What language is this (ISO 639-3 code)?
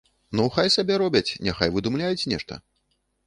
bel